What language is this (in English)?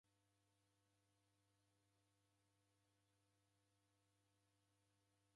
Taita